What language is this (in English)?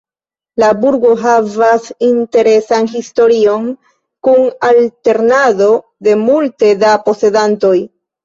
Esperanto